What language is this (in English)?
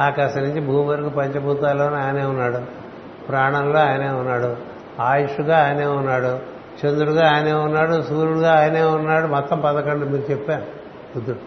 Telugu